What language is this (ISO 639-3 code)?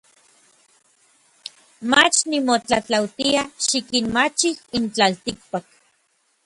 nlv